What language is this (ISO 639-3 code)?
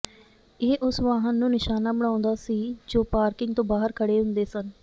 pan